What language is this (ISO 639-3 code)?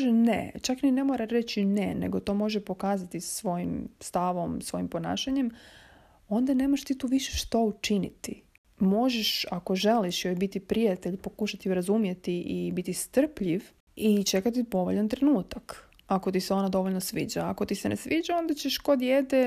hrv